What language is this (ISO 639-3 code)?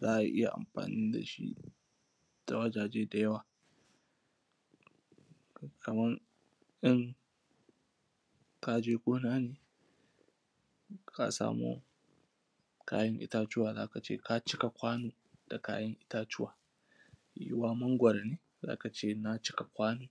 hau